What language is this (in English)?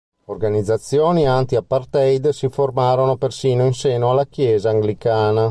Italian